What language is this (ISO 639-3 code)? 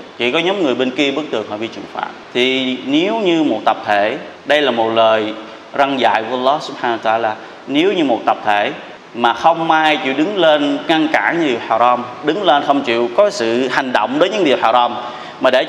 vie